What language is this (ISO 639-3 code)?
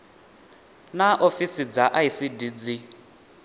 ven